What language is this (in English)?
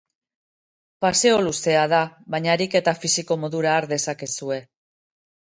Basque